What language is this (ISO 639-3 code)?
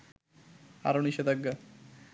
ben